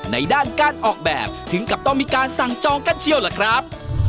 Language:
Thai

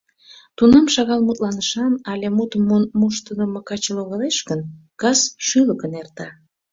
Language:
Mari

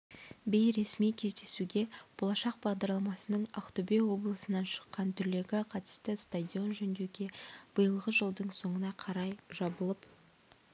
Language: Kazakh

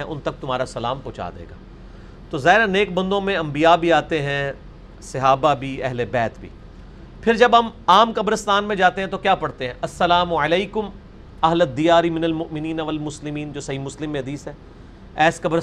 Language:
Urdu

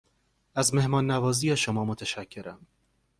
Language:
Persian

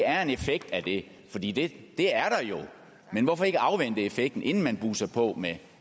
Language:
Danish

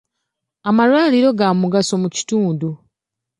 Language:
Ganda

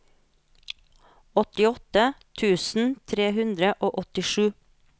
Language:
Norwegian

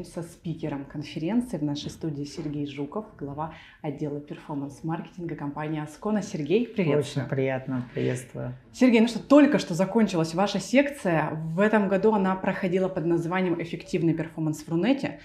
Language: Russian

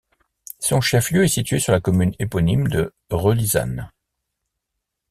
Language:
French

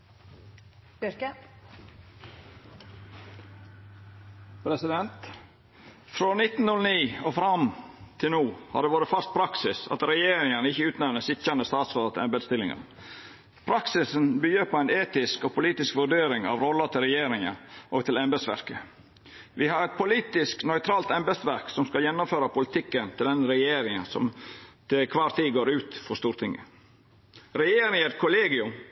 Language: Norwegian Nynorsk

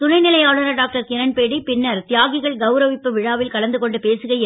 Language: Tamil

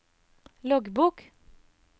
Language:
Norwegian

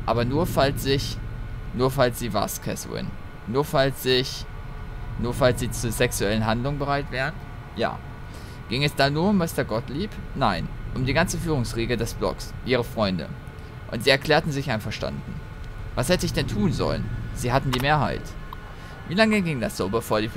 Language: German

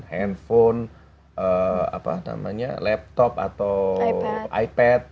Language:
Indonesian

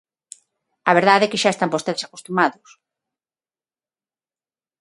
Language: Galician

